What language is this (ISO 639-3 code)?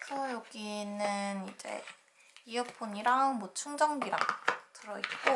kor